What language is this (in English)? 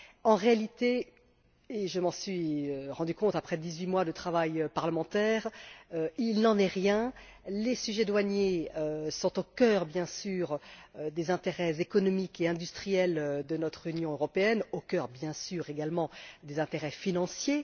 French